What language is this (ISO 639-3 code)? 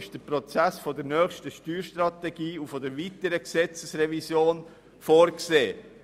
gsw